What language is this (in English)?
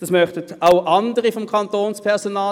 Swiss German